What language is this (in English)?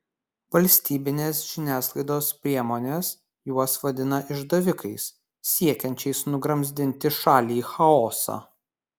Lithuanian